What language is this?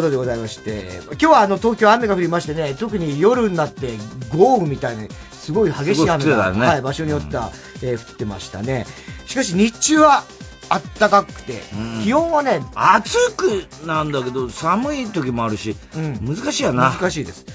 Japanese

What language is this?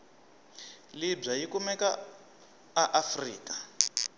Tsonga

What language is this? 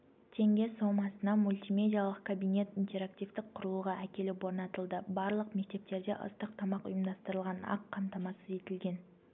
Kazakh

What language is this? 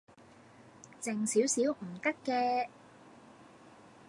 Cantonese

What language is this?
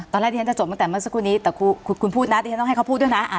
Thai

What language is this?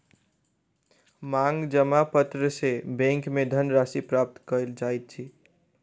Maithili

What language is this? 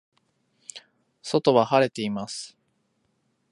Japanese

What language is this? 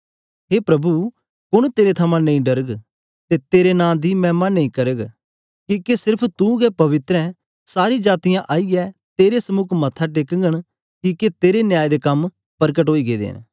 Dogri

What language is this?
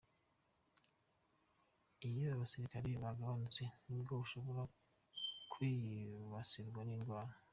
Kinyarwanda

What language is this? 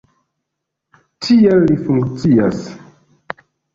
Esperanto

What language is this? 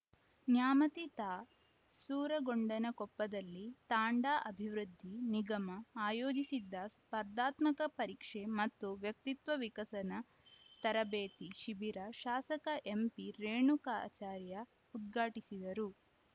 Kannada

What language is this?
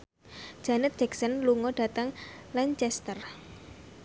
Javanese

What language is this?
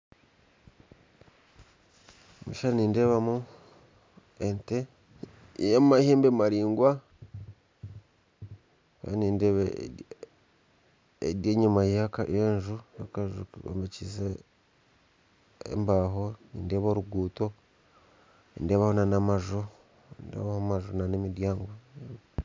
Nyankole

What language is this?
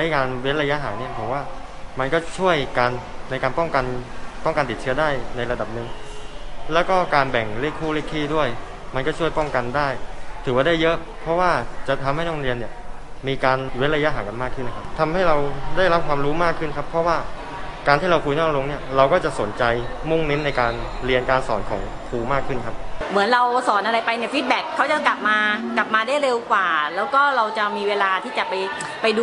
Thai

